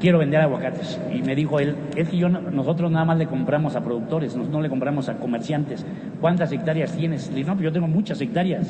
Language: Spanish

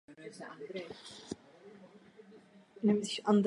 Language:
Czech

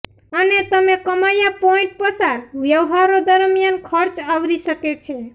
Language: Gujarati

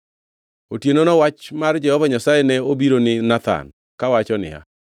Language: Luo (Kenya and Tanzania)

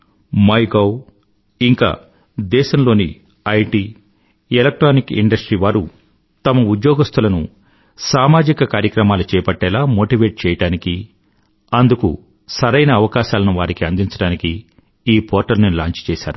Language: Telugu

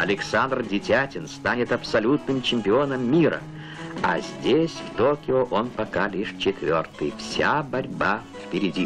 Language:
Russian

